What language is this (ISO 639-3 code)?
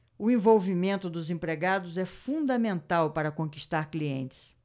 por